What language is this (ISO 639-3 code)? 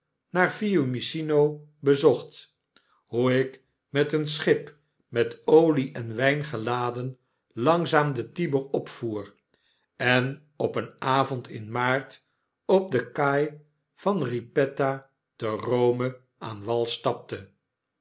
nld